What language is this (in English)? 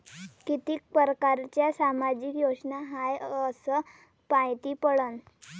Marathi